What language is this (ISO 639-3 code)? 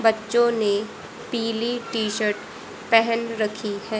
hin